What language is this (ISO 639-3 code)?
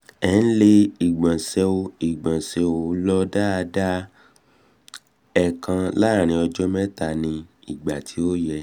yor